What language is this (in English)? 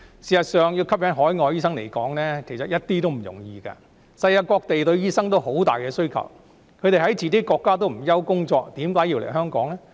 Cantonese